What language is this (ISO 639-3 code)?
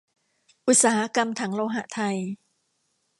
tha